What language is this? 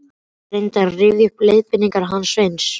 Icelandic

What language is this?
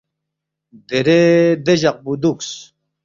Balti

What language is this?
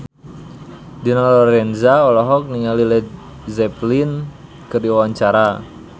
Sundanese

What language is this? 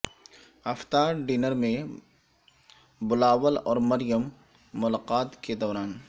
Urdu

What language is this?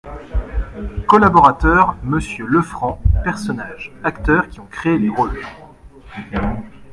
French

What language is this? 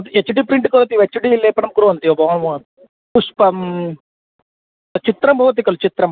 Sanskrit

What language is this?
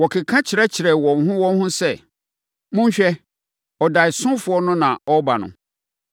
Akan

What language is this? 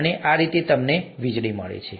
Gujarati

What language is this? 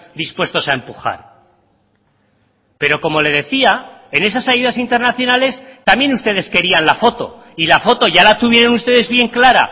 Spanish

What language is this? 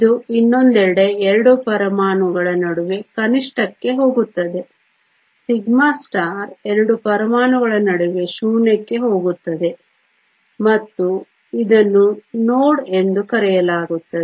Kannada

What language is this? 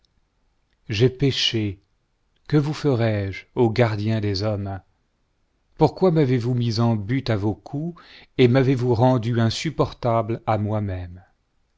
French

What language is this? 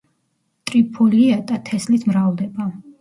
Georgian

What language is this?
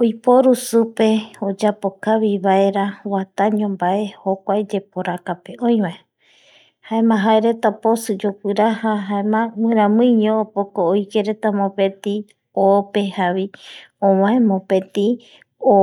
Eastern Bolivian Guaraní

